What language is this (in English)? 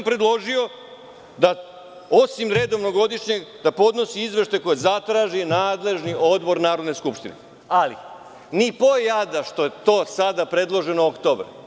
Serbian